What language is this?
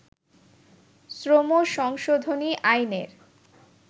Bangla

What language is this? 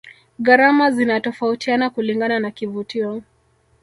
Swahili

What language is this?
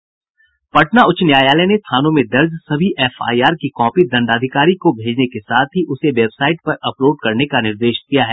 Hindi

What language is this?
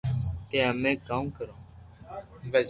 Loarki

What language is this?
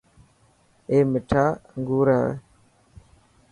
Dhatki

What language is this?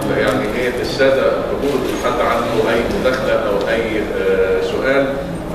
Arabic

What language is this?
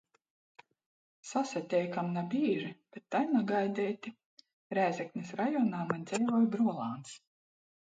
Latgalian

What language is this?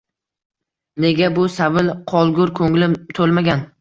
Uzbek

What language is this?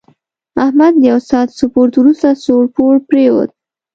Pashto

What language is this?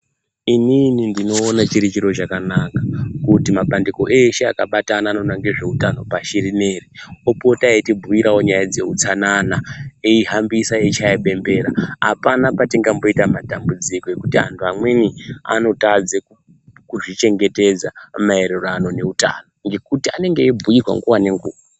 Ndau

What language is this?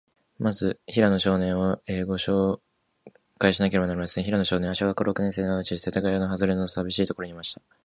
Japanese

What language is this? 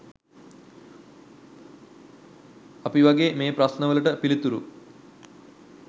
Sinhala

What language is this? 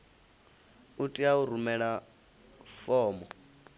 Venda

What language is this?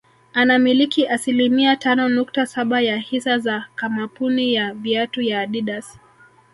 Swahili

